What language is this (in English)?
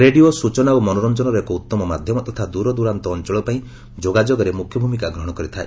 Odia